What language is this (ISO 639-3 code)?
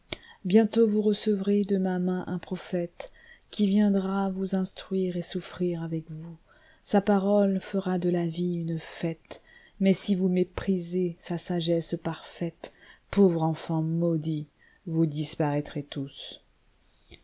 fra